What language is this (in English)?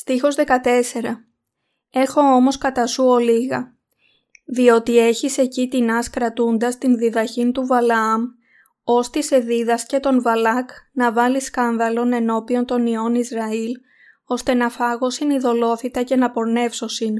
Greek